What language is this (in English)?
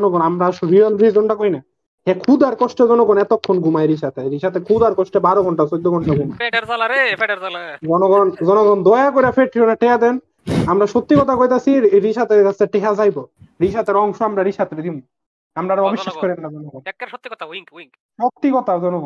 Bangla